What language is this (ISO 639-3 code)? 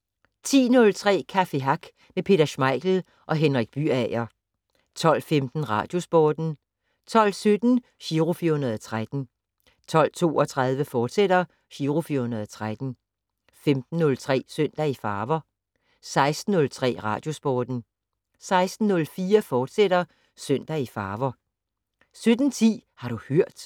dan